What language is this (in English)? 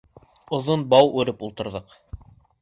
Bashkir